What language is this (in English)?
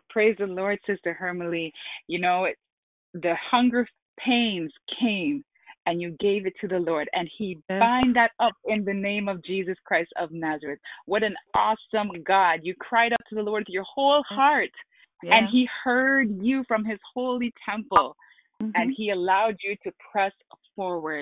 English